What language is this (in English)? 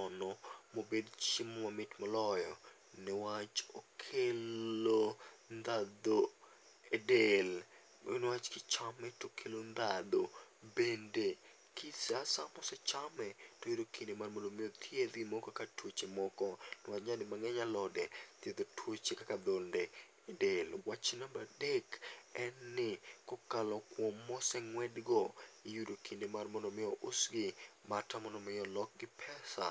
Luo (Kenya and Tanzania)